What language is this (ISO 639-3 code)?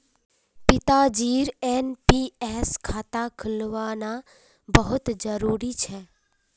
mag